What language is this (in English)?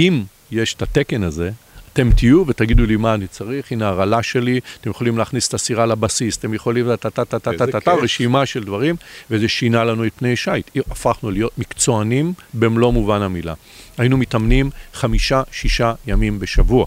Hebrew